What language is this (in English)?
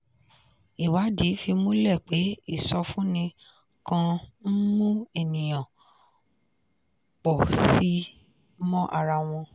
Yoruba